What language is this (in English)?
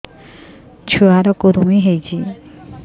Odia